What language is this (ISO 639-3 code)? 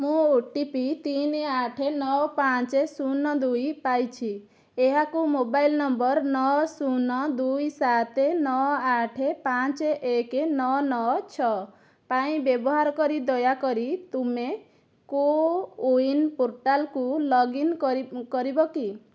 ori